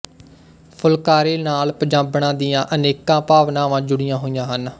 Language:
Punjabi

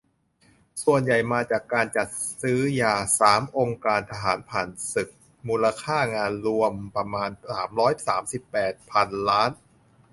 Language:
Thai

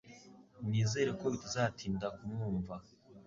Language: Kinyarwanda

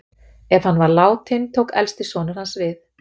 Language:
Icelandic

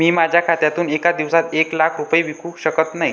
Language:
Marathi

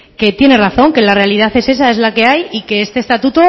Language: Spanish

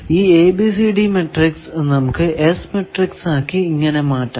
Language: Malayalam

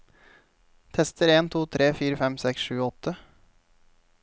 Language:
Norwegian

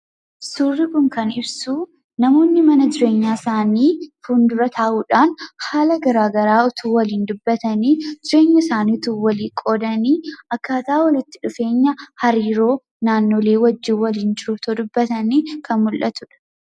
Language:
Oromo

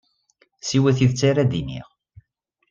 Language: Kabyle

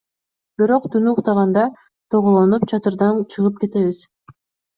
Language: Kyrgyz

